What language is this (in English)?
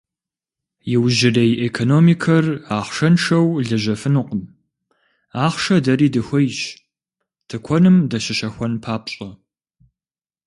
Kabardian